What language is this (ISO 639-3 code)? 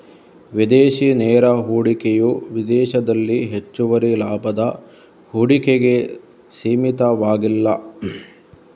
kan